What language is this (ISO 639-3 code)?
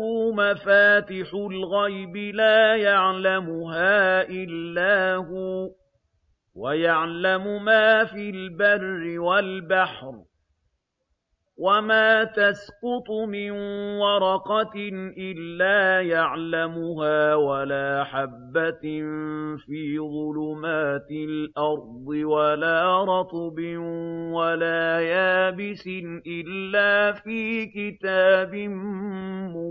ara